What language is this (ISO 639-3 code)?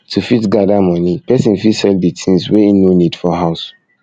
pcm